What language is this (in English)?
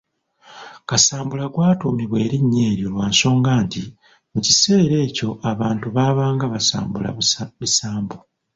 Ganda